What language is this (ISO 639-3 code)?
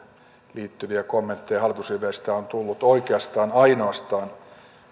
fin